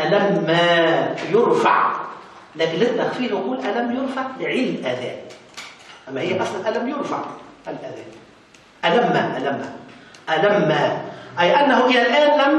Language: Arabic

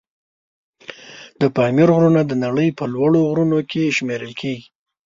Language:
Pashto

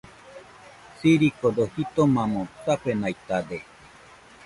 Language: Nüpode Huitoto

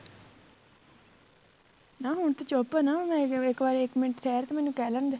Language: Punjabi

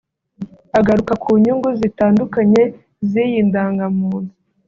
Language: Kinyarwanda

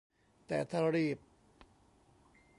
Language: Thai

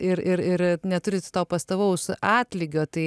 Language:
Lithuanian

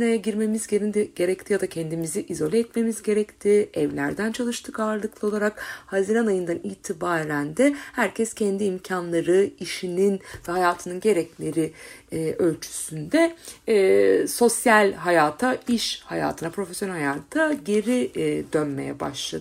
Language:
Turkish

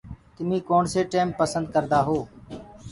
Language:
Gurgula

